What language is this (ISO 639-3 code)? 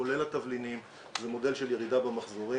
heb